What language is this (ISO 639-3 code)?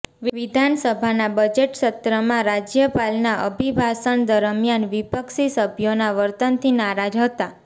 guj